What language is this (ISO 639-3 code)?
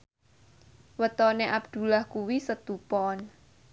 jav